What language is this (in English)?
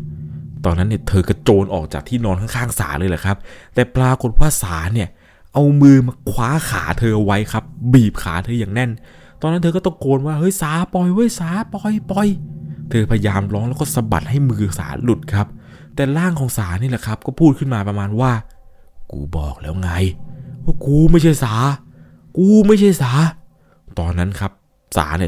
Thai